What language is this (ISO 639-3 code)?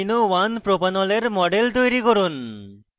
ben